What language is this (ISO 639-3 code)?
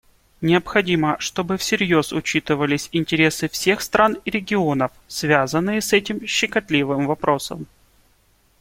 rus